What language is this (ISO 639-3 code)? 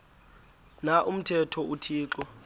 xho